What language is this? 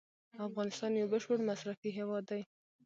Pashto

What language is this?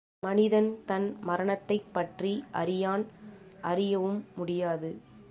Tamil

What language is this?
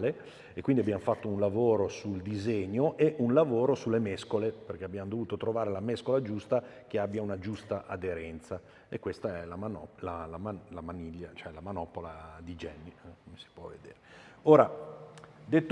Italian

